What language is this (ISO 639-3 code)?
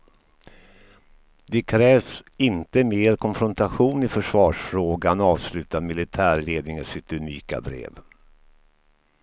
swe